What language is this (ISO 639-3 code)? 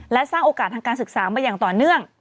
tha